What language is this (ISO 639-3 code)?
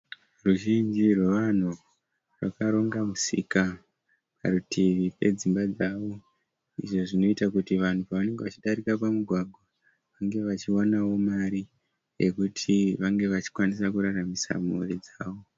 sna